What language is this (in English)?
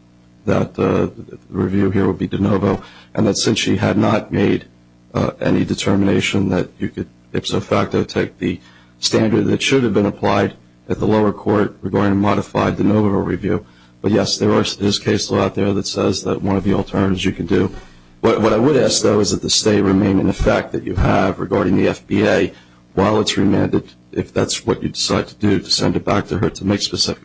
English